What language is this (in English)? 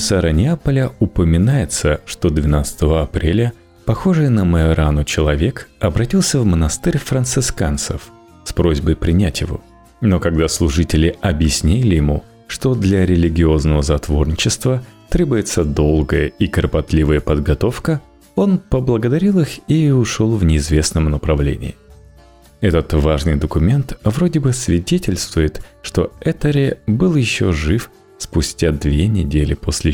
Russian